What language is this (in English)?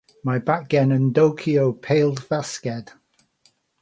Welsh